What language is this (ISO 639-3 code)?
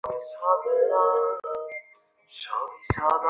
ben